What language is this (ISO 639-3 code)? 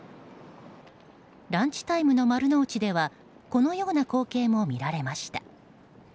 jpn